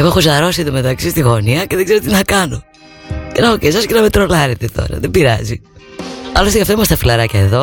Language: Greek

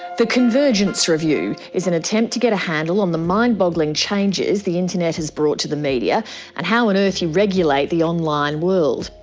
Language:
English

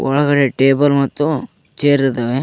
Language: Kannada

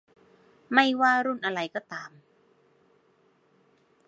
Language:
Thai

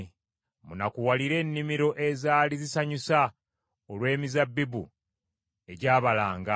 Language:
Ganda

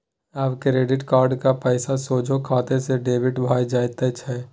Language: Maithili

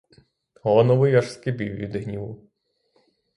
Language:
Ukrainian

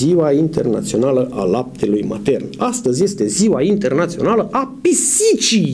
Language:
Romanian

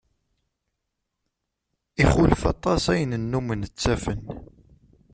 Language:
Kabyle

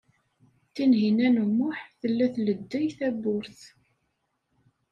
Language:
Kabyle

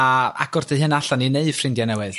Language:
Welsh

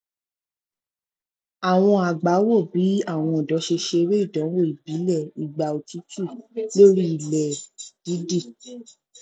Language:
Yoruba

